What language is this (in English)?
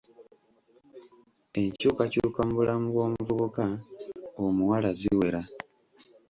Ganda